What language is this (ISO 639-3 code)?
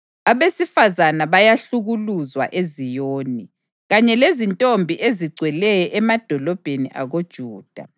nde